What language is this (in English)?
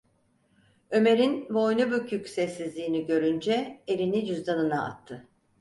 Turkish